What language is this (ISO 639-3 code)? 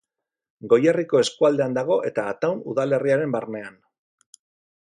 eus